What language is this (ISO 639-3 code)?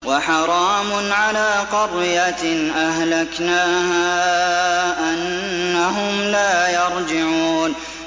ara